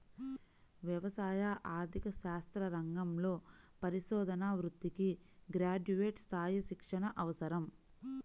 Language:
Telugu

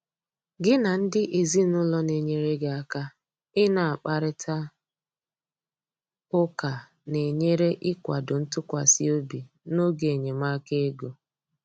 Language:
Igbo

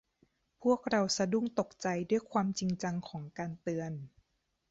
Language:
Thai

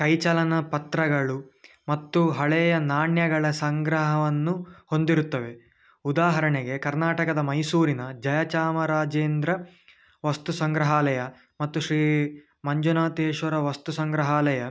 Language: Kannada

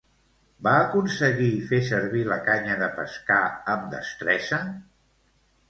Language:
Catalan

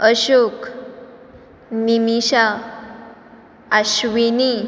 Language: Konkani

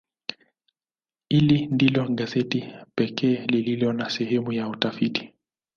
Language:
Swahili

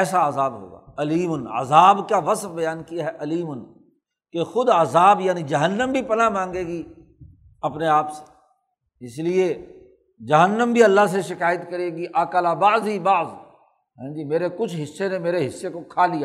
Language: Urdu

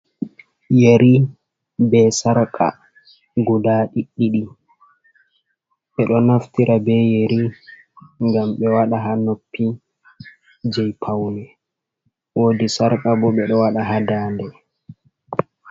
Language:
Fula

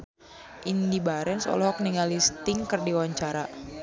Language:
Sundanese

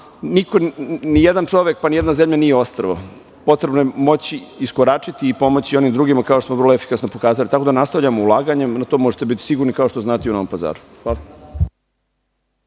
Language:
Serbian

